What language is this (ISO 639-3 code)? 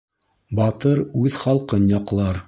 bak